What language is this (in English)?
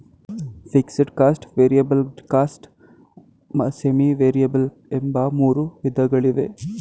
Kannada